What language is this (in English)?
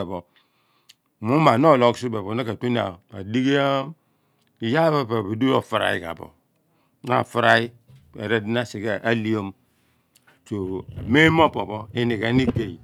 Abua